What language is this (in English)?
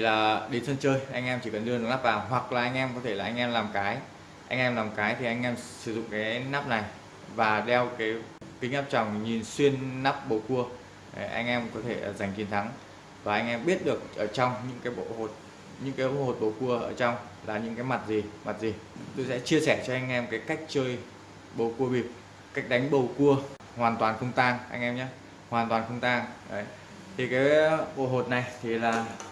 Vietnamese